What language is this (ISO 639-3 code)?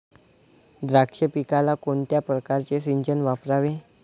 mar